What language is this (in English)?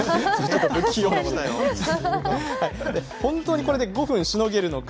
Japanese